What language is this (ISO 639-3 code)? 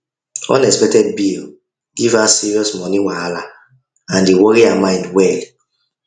pcm